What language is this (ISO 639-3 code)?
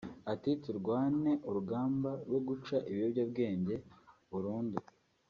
kin